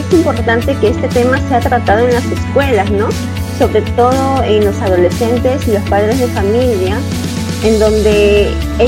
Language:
Spanish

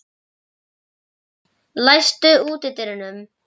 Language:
Icelandic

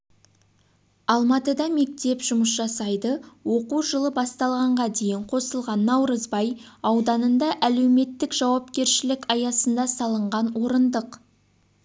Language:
Kazakh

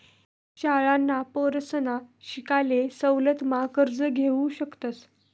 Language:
Marathi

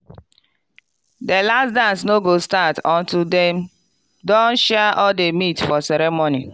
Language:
Nigerian Pidgin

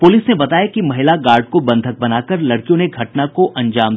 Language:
Hindi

